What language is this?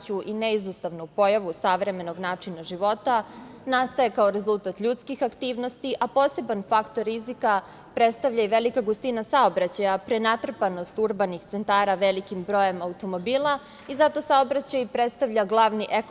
Serbian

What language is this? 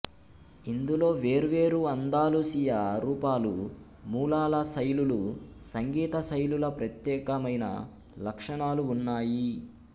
Telugu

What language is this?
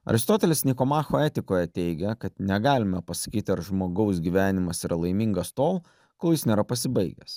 Lithuanian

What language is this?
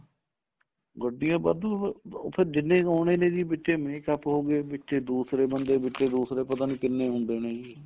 Punjabi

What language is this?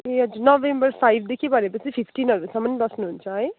Nepali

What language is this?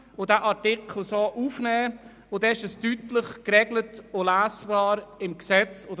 Swiss German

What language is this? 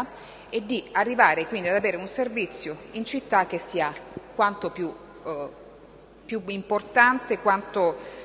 Italian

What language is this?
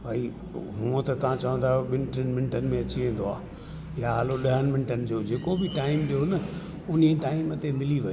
Sindhi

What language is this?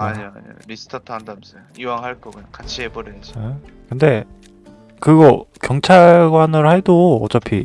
Korean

